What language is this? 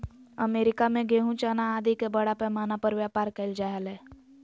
Magahi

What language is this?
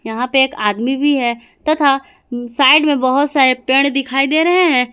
Hindi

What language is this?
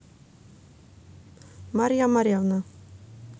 Russian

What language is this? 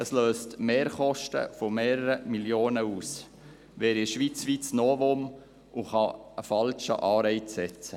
Swiss German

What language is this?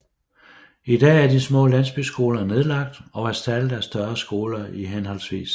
Danish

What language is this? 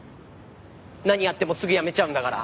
Japanese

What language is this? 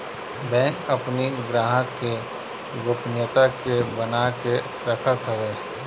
Bhojpuri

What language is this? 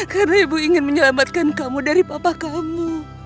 Indonesian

